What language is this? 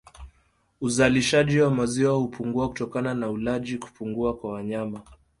Swahili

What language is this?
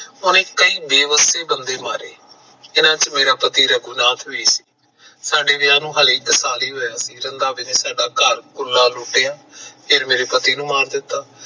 Punjabi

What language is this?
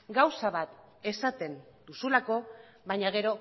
Basque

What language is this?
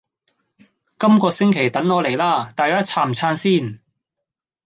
Cantonese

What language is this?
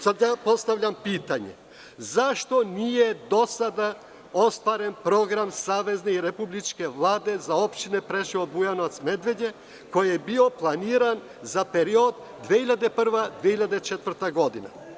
Serbian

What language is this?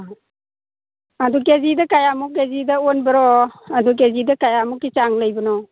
Manipuri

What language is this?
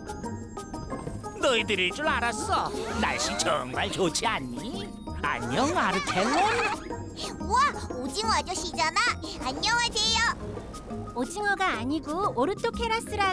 Korean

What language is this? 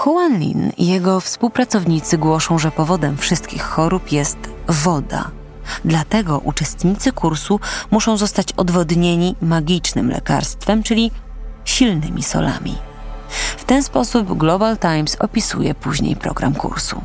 Polish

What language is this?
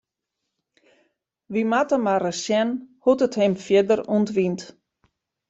Western Frisian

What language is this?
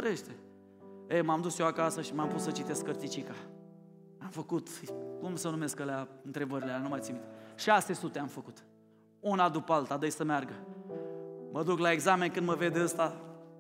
Romanian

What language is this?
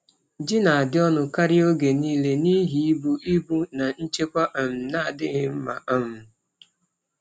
Igbo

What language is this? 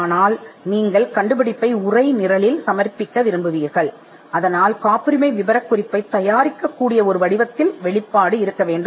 Tamil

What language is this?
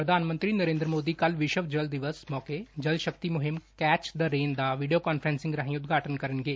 Punjabi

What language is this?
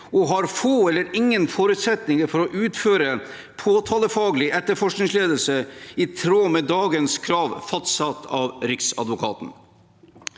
Norwegian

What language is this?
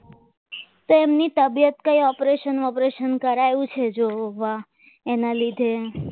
Gujarati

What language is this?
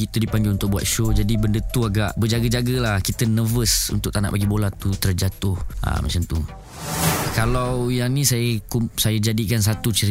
Malay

